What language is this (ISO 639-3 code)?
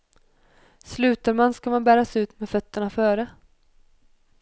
swe